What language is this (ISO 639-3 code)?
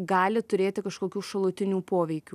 lit